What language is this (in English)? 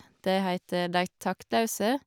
Norwegian